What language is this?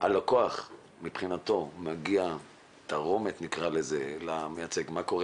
Hebrew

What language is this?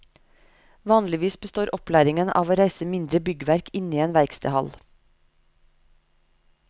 Norwegian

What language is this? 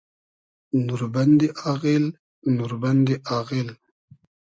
Hazaragi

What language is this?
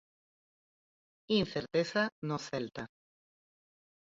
Galician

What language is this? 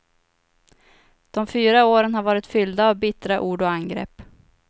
Swedish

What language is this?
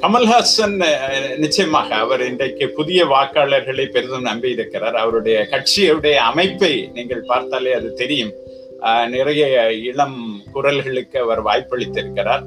Tamil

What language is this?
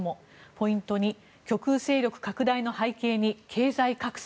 Japanese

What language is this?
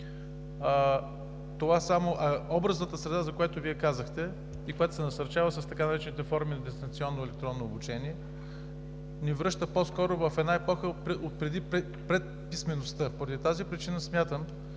Bulgarian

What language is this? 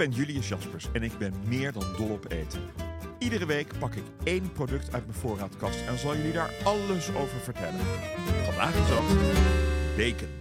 Dutch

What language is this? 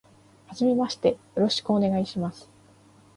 Japanese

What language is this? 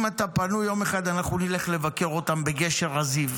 Hebrew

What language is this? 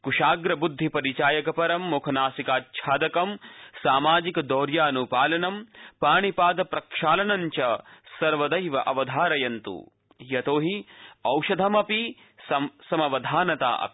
Sanskrit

